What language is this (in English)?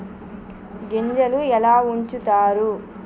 Telugu